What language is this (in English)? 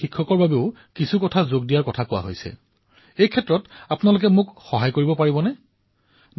Assamese